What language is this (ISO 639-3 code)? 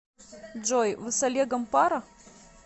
rus